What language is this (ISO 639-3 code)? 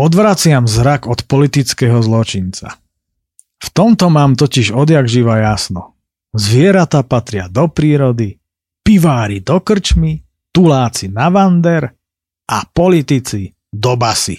slk